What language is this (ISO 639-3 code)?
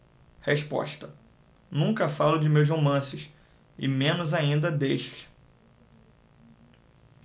por